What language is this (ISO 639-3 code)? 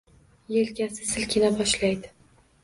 uzb